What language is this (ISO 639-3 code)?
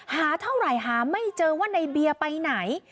tha